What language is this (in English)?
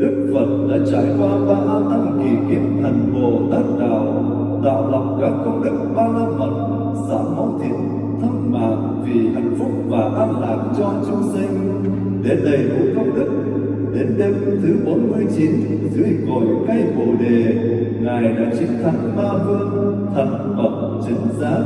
Vietnamese